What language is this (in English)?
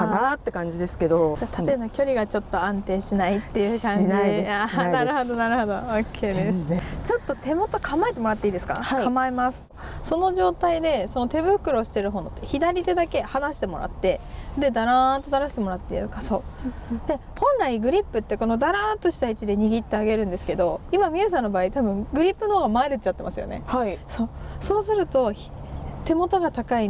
Japanese